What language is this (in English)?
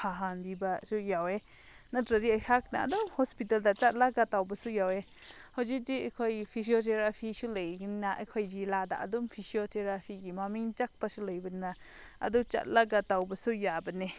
Manipuri